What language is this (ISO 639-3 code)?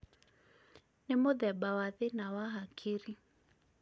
kik